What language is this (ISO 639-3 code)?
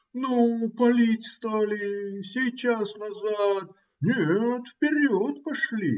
rus